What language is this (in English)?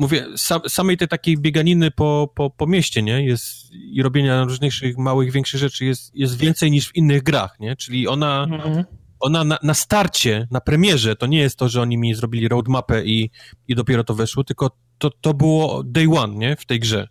Polish